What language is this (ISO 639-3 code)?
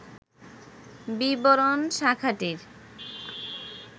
ben